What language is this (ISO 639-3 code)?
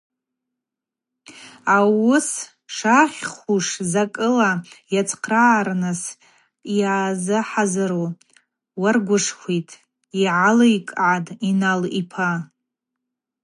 abq